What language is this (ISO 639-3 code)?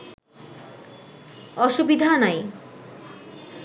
ben